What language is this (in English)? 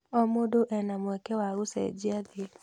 Kikuyu